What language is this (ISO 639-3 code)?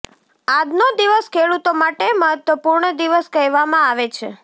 guj